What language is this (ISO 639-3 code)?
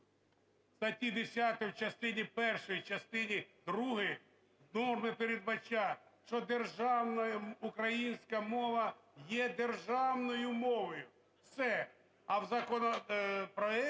ukr